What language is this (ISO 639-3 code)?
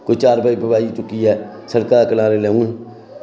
doi